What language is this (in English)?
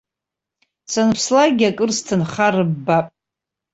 Abkhazian